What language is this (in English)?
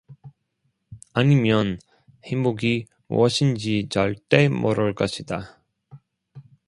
Korean